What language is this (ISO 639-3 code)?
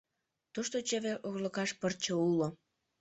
chm